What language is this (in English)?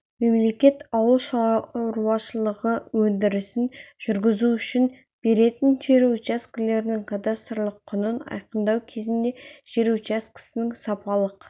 Kazakh